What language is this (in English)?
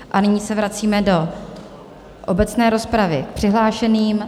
Czech